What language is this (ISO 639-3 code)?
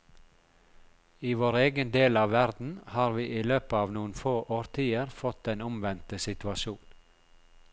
nor